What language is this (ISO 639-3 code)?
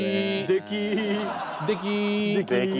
jpn